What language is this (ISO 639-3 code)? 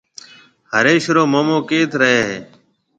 mve